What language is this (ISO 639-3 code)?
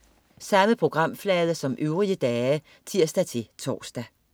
dan